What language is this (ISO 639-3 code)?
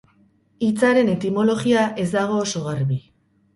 eus